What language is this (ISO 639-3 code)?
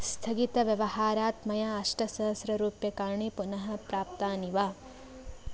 san